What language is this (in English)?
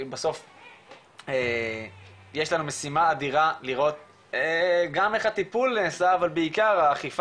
Hebrew